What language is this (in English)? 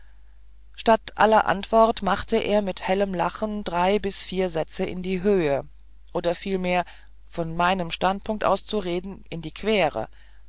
German